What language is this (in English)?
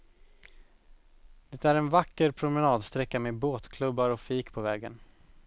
Swedish